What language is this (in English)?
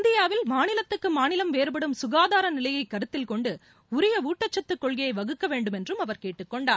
Tamil